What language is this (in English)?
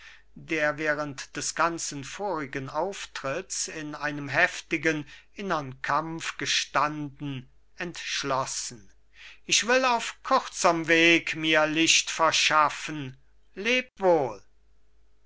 German